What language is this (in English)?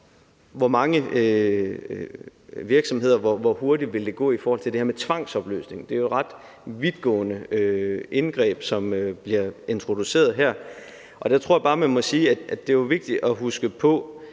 Danish